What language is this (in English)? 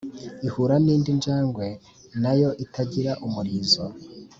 Kinyarwanda